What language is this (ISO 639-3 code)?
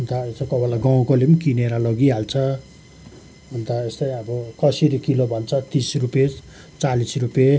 nep